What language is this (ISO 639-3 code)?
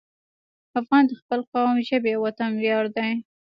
pus